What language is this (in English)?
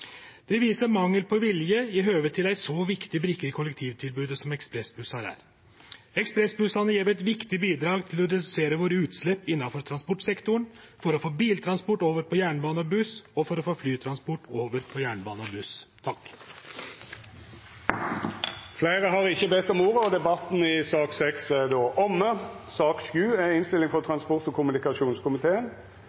Norwegian Nynorsk